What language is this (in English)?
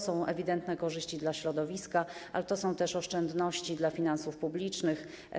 Polish